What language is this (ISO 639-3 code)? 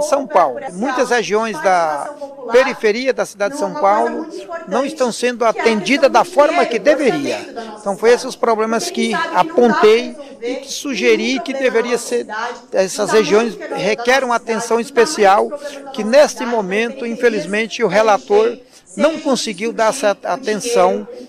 por